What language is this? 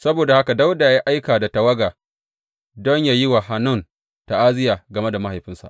Hausa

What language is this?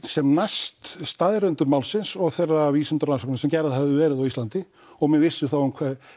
Icelandic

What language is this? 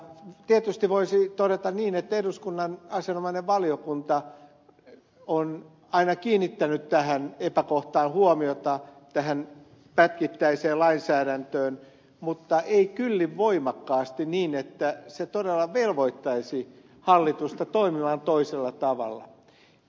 Finnish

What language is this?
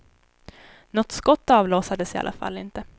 Swedish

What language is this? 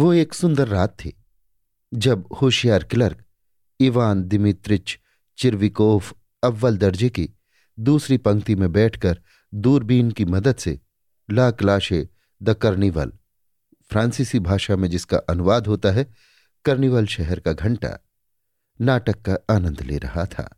Hindi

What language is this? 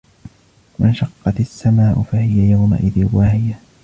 Arabic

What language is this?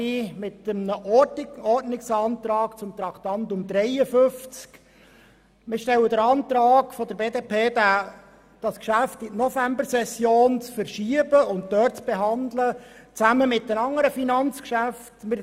Swiss German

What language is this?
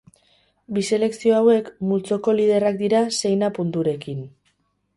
Basque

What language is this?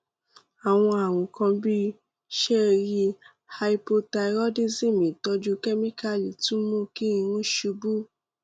Yoruba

